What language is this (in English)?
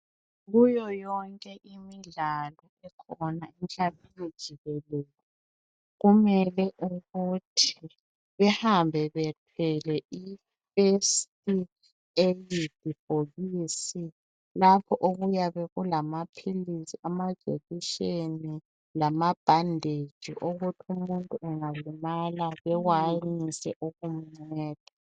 North Ndebele